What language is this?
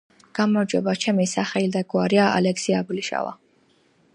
Georgian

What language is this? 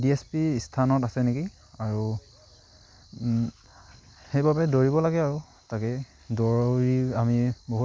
Assamese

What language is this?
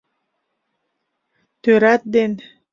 Mari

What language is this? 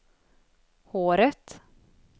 Swedish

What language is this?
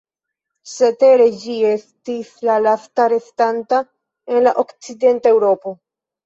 Esperanto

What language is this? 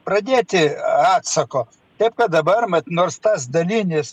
Lithuanian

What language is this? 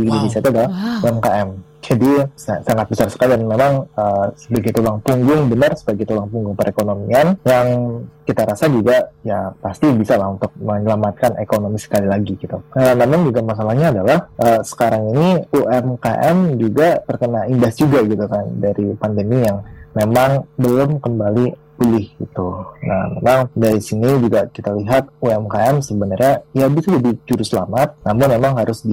Indonesian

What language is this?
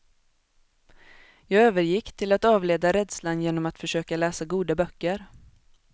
Swedish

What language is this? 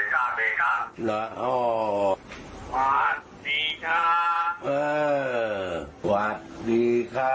Thai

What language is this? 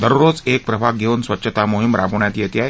Marathi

